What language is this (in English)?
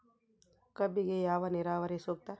Kannada